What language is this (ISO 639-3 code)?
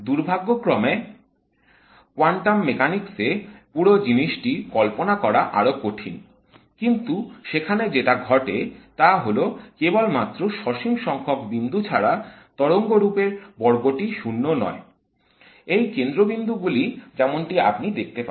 ben